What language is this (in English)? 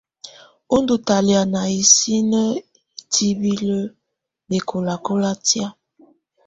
Tunen